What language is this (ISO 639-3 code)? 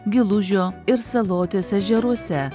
lit